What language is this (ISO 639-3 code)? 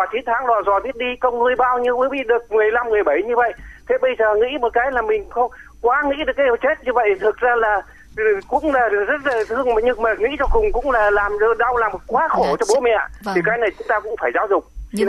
vie